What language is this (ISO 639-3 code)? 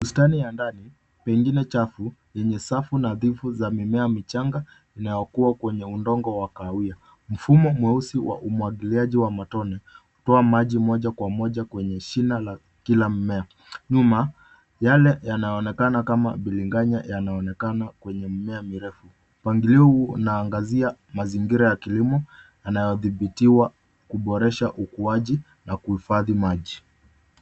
swa